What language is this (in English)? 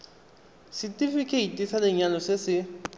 Tswana